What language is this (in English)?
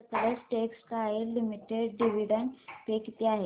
Marathi